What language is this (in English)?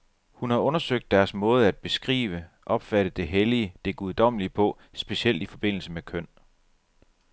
Danish